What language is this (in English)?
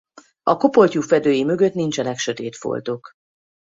Hungarian